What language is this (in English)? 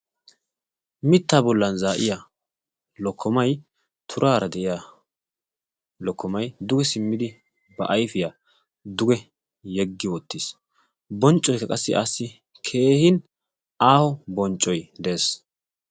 Wolaytta